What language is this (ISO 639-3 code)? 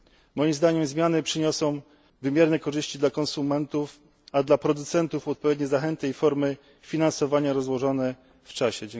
pol